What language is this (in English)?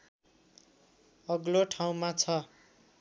Nepali